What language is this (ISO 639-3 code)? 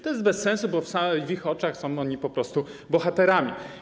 pol